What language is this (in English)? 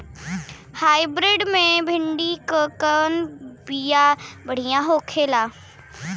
Bhojpuri